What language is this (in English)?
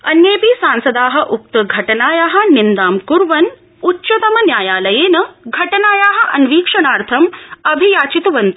Sanskrit